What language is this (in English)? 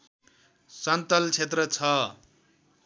Nepali